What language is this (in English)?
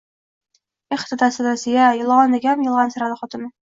Uzbek